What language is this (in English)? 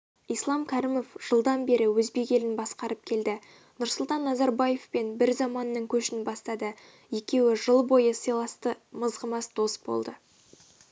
Kazakh